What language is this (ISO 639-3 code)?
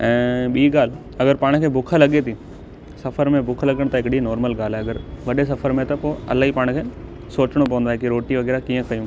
snd